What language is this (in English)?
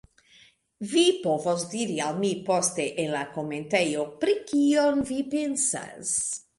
Esperanto